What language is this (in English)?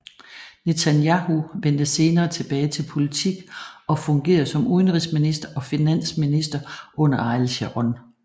Danish